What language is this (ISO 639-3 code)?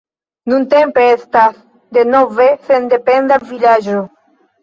epo